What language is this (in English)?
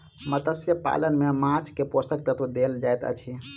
Maithili